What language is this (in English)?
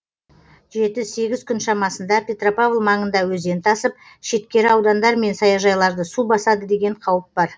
Kazakh